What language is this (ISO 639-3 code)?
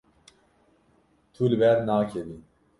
kur